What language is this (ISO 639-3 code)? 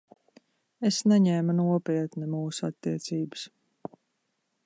lav